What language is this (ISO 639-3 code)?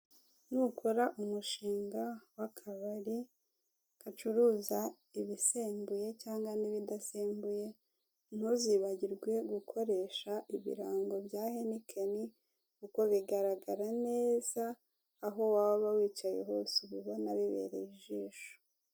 kin